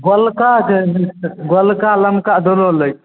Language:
Maithili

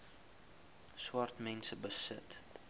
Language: Afrikaans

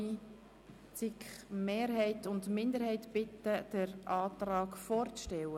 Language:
Swiss German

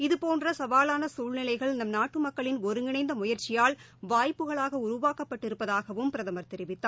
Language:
Tamil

